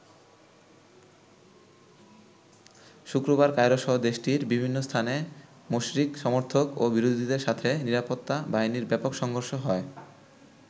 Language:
Bangla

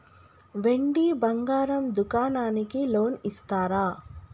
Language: Telugu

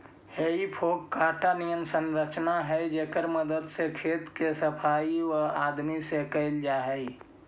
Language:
Magahi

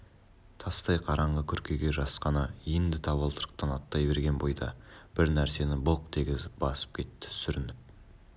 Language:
Kazakh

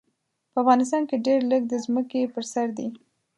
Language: Pashto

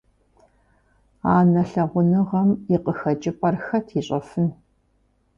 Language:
Kabardian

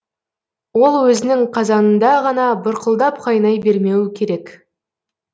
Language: Kazakh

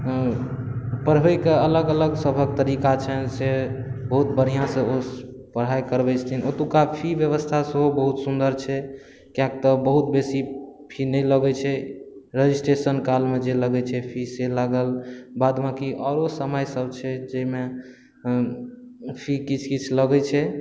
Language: Maithili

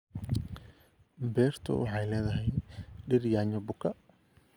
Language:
Somali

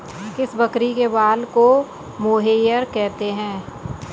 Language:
Hindi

